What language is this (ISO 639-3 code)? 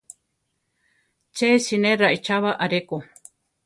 tar